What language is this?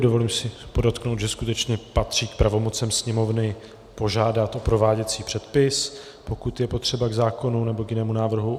Czech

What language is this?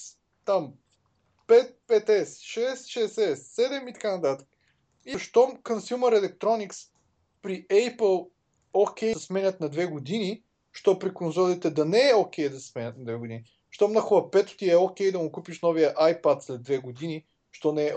Bulgarian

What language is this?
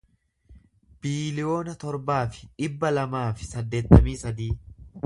Oromo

